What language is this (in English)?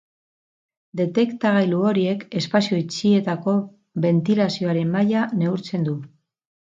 Basque